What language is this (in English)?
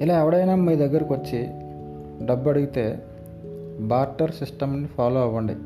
Telugu